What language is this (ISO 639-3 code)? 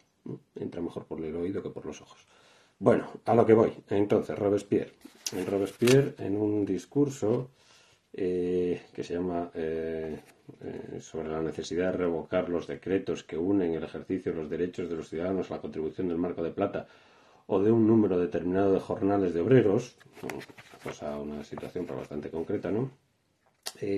spa